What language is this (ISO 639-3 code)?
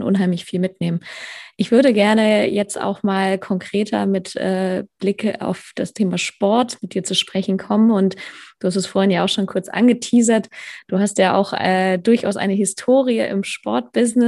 deu